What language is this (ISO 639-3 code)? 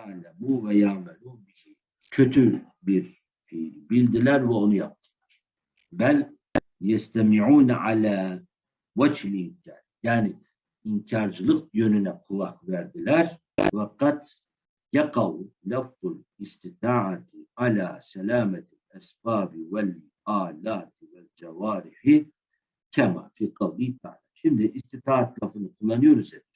tur